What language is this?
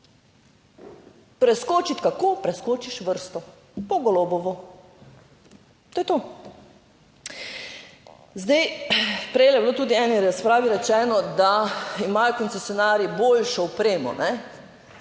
Slovenian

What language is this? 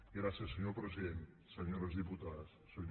Catalan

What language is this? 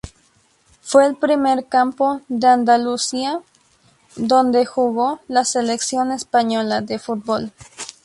Spanish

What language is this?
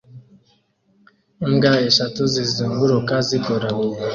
Kinyarwanda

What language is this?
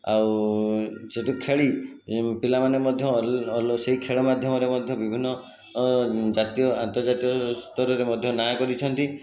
Odia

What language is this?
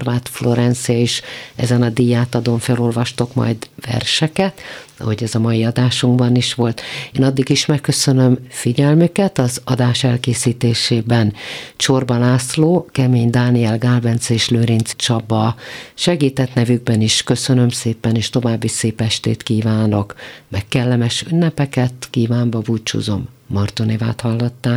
Hungarian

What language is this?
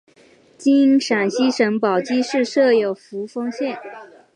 Chinese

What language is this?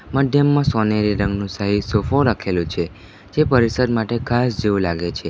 Gujarati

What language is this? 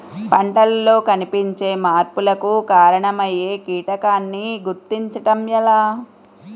Telugu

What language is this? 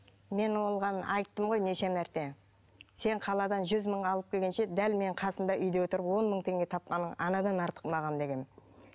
Kazakh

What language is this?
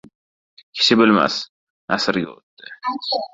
Uzbek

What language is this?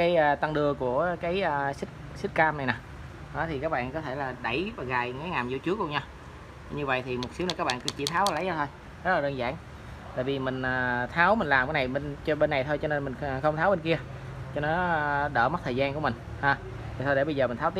Vietnamese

